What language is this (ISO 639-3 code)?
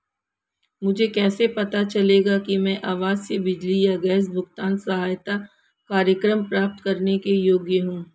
hin